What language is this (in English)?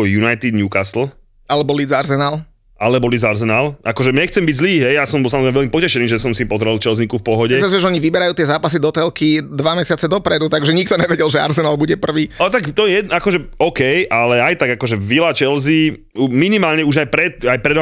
Slovak